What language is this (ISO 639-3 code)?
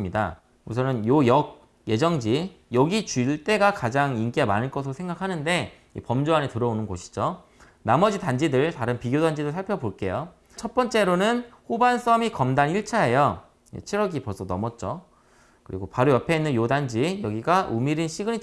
kor